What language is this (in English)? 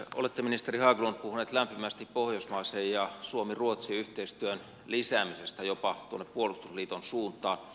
Finnish